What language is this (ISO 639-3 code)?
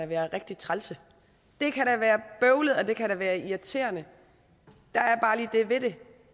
dan